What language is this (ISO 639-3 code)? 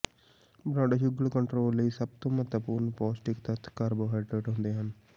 pan